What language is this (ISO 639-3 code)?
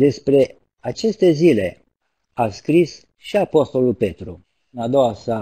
ron